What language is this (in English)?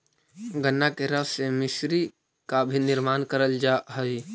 Magahi